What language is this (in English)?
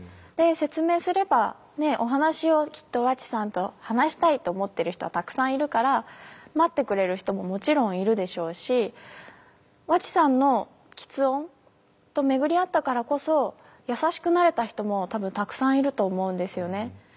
Japanese